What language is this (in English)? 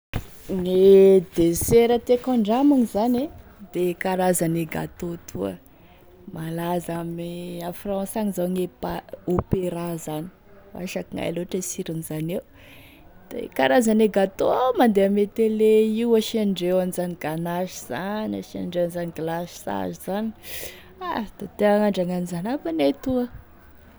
Tesaka Malagasy